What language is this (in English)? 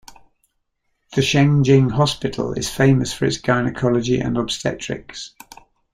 English